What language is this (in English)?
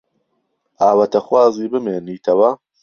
Central Kurdish